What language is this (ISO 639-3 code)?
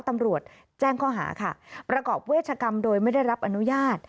tha